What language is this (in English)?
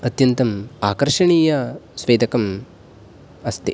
Sanskrit